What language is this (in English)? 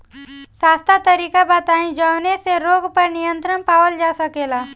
Bhojpuri